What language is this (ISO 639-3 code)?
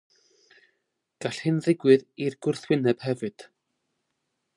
cym